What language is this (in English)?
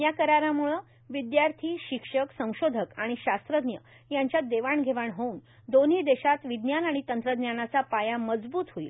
Marathi